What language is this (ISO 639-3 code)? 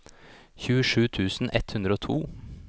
nor